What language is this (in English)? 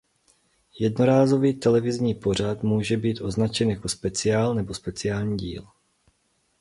Czech